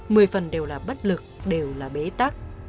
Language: Vietnamese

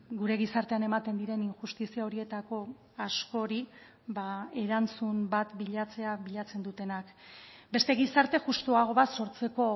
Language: Basque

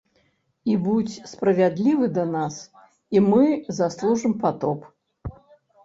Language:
Belarusian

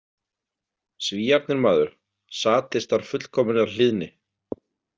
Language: Icelandic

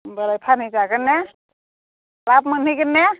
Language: Bodo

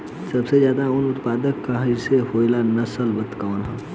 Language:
Bhojpuri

